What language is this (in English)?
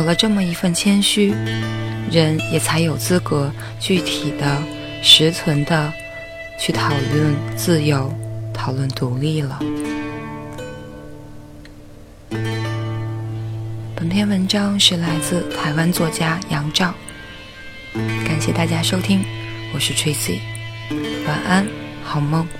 Chinese